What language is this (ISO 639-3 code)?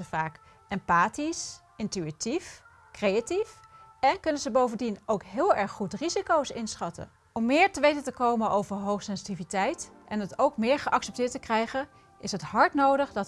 nld